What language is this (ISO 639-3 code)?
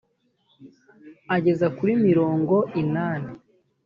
kin